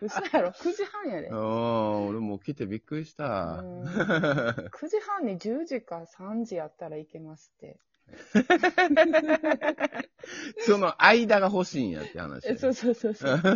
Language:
Japanese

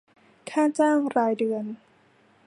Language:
Thai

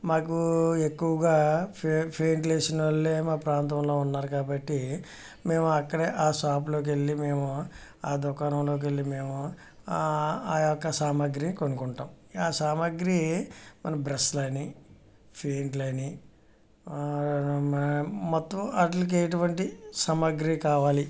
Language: Telugu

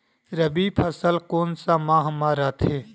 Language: Chhattisgarhi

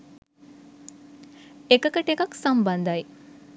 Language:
Sinhala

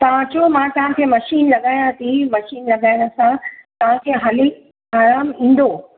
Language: Sindhi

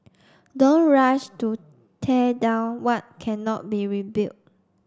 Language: English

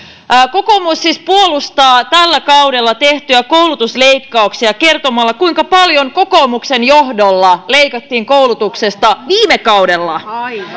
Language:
Finnish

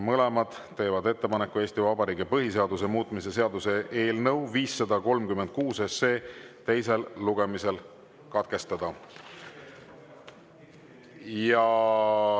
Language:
Estonian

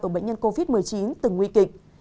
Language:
Vietnamese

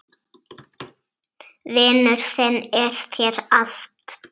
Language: Icelandic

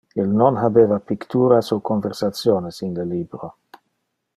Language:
Interlingua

